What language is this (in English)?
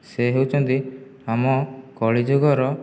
Odia